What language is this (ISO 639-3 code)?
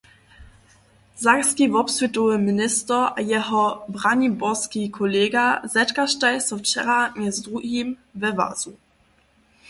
hsb